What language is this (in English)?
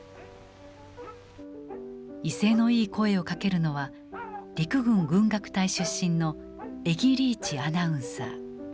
Japanese